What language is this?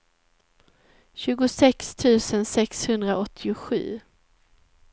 Swedish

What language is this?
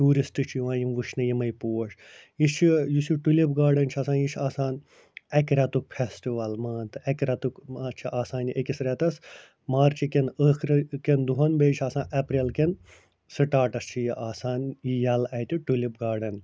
Kashmiri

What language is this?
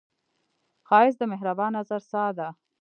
Pashto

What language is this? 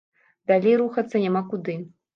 Belarusian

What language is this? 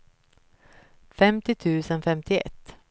Swedish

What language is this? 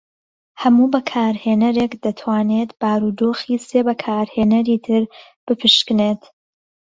Central Kurdish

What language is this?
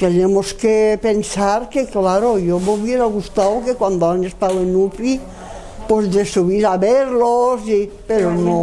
Spanish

